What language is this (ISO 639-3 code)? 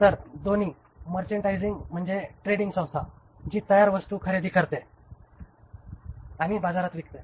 mar